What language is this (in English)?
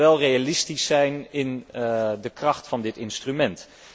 Dutch